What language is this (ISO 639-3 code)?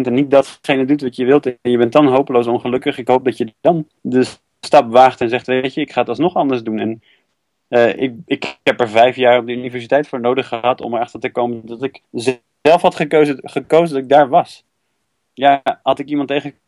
nld